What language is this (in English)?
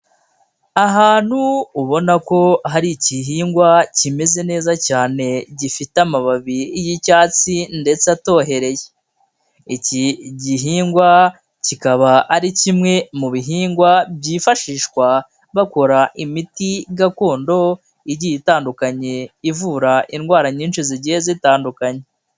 Kinyarwanda